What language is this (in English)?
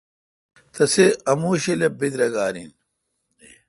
Kalkoti